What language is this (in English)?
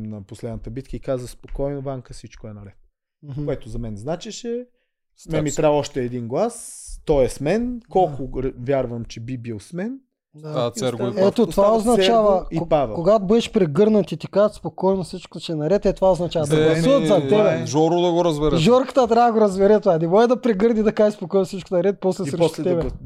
Bulgarian